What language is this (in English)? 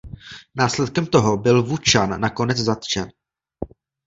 Czech